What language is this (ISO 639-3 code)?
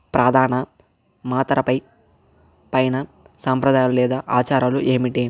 tel